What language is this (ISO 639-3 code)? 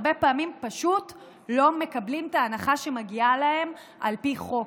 heb